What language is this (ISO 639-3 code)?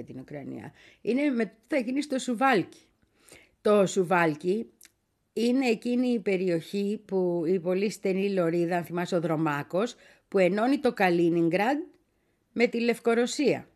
ell